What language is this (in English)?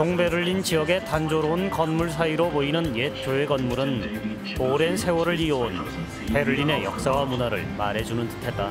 Korean